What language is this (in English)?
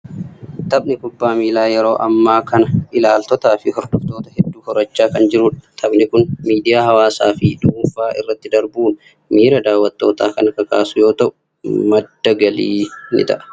Oromo